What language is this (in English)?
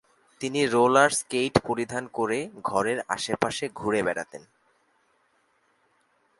Bangla